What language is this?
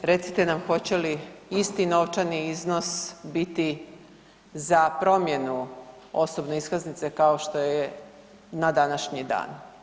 Croatian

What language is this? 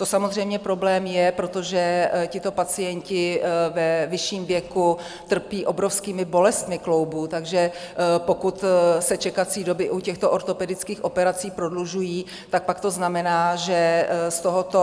Czech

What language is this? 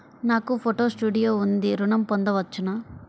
Telugu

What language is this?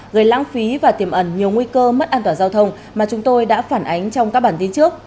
Vietnamese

